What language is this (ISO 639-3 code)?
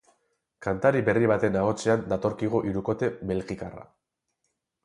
eus